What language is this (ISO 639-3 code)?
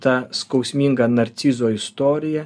lit